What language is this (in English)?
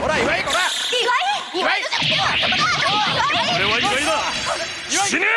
Japanese